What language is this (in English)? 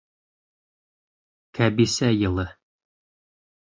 Bashkir